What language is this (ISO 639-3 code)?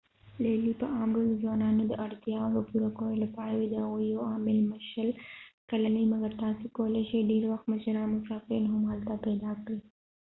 pus